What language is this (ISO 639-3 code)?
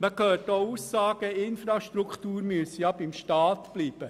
gsw